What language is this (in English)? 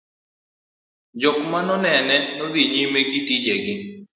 Luo (Kenya and Tanzania)